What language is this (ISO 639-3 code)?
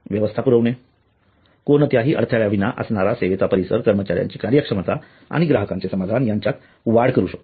mar